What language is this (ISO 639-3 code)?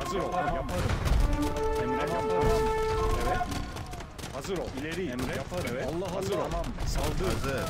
tur